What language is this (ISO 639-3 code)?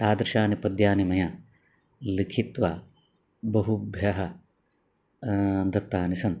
san